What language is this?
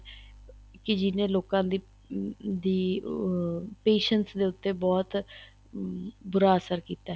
Punjabi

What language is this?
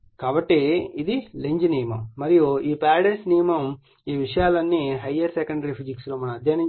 Telugu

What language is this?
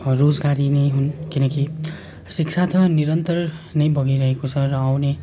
Nepali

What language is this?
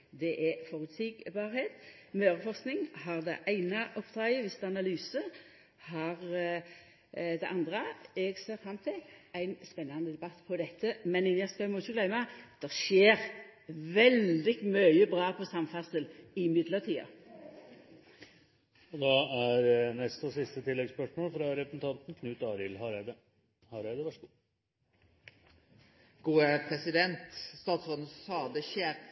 Norwegian Nynorsk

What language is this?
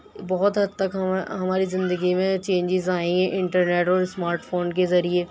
Urdu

